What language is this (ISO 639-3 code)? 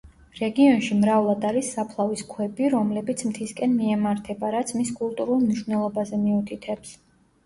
kat